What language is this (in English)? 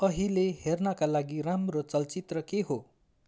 Nepali